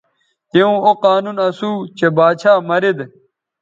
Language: Bateri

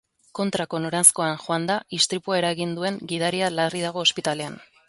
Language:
Basque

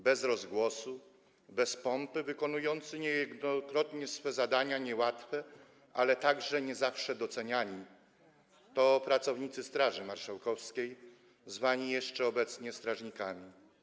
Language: Polish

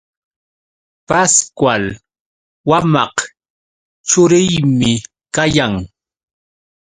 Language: Yauyos Quechua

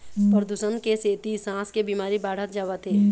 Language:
Chhattisgarhi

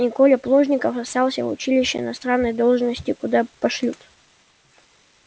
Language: Russian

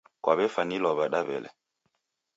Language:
Taita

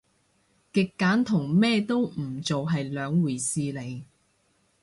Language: Cantonese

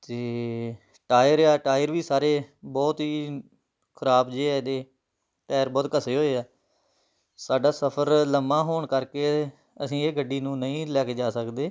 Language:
Punjabi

